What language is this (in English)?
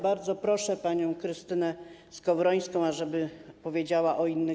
Polish